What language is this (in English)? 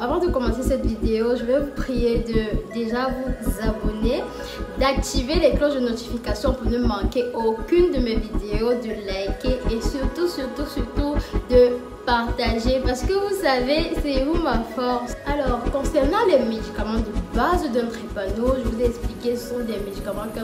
French